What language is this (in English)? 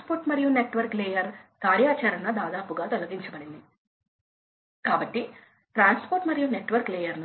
Telugu